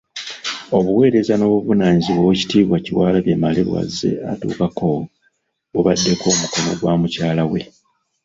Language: Ganda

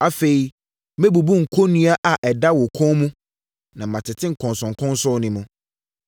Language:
Akan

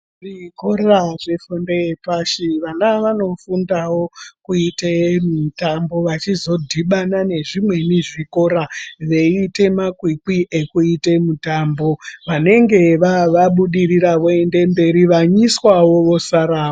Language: Ndau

